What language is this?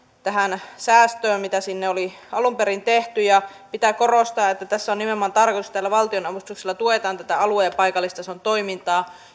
Finnish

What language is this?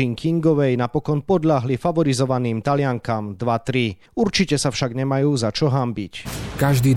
Slovak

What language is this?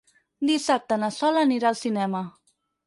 Catalan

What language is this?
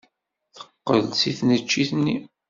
Kabyle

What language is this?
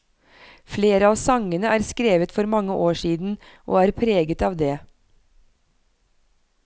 Norwegian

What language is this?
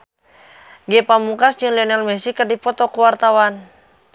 Sundanese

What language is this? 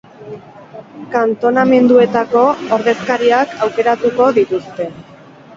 Basque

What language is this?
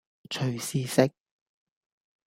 Cantonese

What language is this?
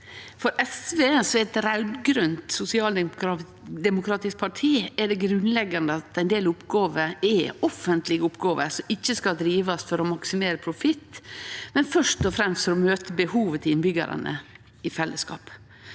Norwegian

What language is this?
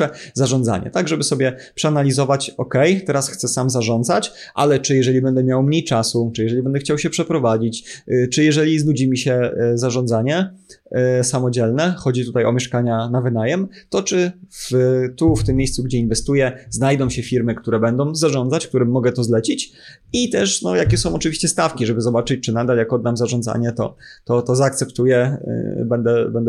Polish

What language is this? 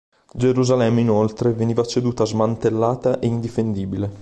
Italian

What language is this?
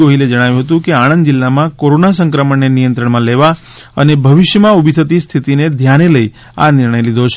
Gujarati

